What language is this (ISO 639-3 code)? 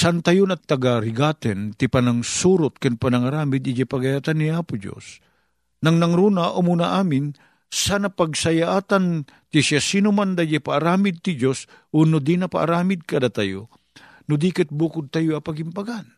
fil